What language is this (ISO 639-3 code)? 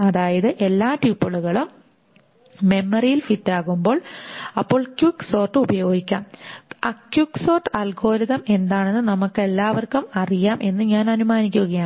mal